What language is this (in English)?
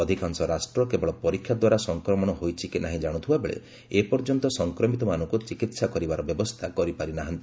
Odia